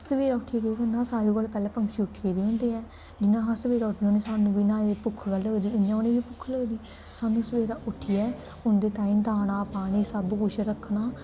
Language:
Dogri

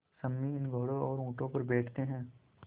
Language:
Hindi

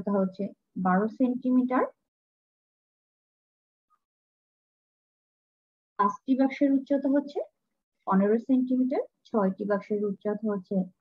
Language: Romanian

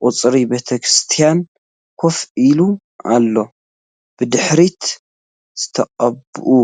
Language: Tigrinya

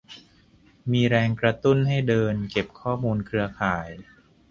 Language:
Thai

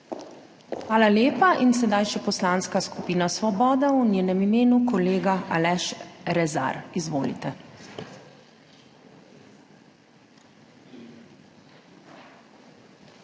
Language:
Slovenian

